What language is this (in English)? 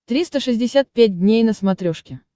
Russian